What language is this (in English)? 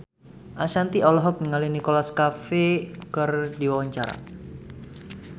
Sundanese